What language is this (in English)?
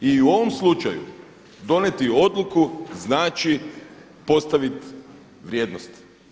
Croatian